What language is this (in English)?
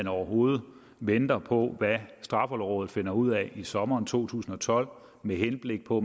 Danish